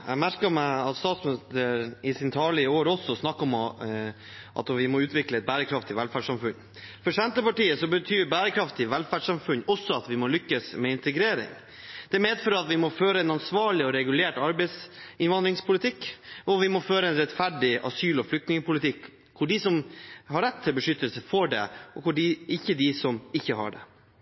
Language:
Norwegian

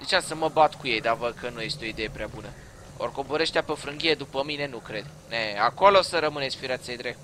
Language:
Romanian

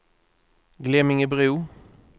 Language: Swedish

